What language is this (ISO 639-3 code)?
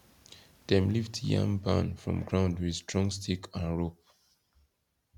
pcm